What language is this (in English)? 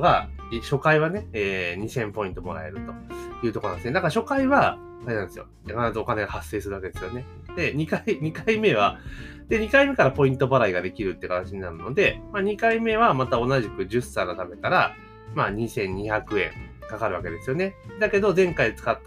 Japanese